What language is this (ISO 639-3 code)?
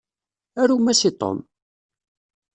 kab